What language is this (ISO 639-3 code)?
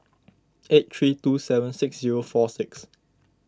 eng